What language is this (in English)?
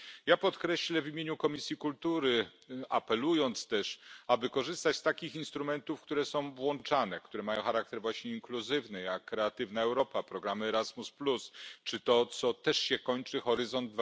Polish